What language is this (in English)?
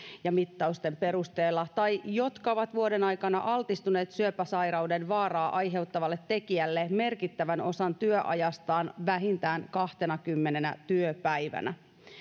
Finnish